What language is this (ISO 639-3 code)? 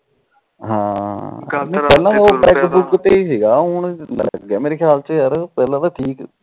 pan